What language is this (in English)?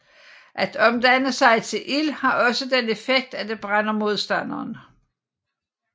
Danish